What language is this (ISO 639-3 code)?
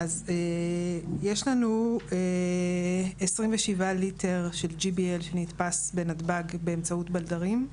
heb